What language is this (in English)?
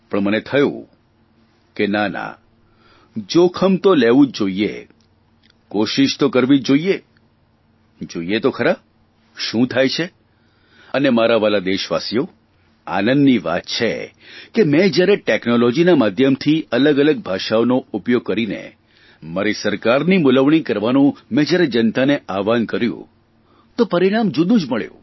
Gujarati